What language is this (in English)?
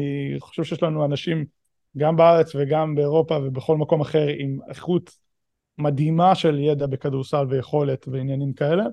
Hebrew